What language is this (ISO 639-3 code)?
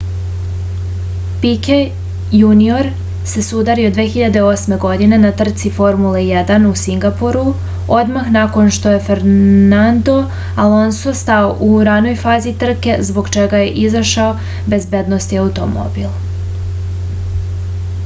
srp